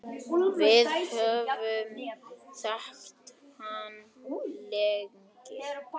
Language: Icelandic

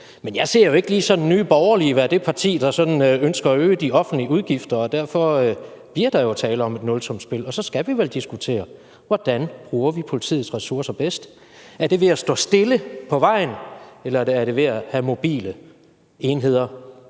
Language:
Danish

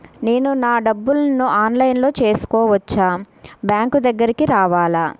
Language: Telugu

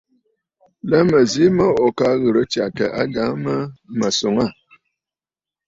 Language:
Bafut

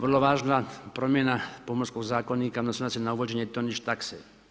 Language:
Croatian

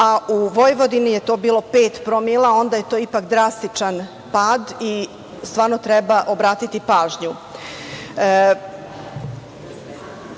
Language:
Serbian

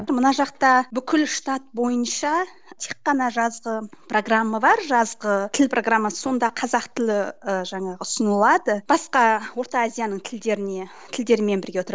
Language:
Kazakh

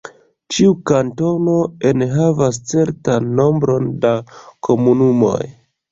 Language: Esperanto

